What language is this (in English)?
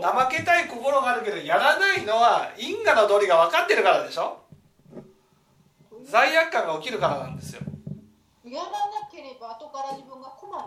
Japanese